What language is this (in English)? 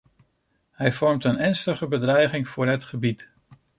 Dutch